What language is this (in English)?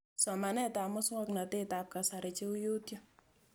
Kalenjin